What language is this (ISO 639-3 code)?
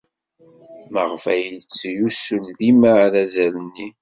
kab